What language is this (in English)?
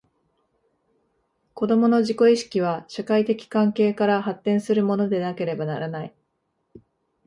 Japanese